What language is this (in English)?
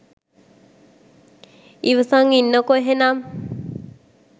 Sinhala